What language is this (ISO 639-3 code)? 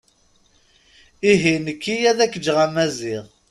kab